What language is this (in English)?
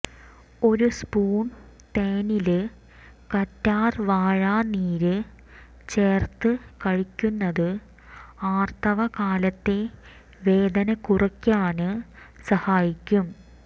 Malayalam